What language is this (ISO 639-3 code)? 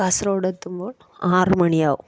mal